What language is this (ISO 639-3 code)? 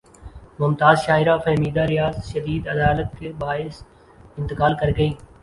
urd